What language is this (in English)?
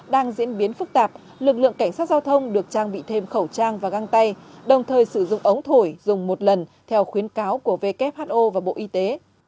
Vietnamese